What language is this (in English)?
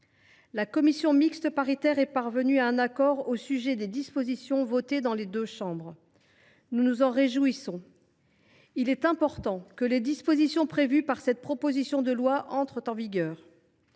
French